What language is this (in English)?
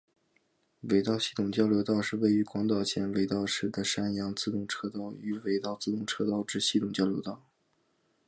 Chinese